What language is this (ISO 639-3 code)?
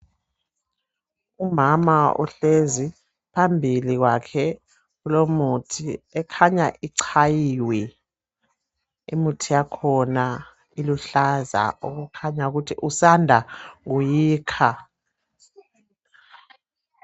nde